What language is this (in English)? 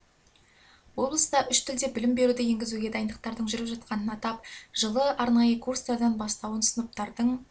Kazakh